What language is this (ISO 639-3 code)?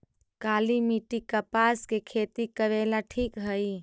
mag